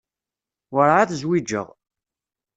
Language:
Kabyle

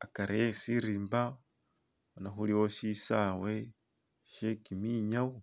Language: Masaaba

